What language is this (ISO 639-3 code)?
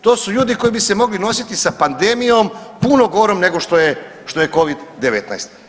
hrv